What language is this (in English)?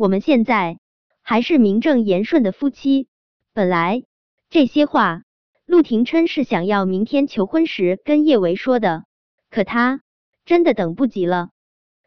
Chinese